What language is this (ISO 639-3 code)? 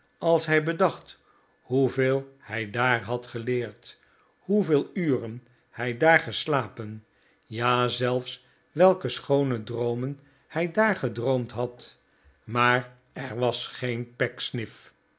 nld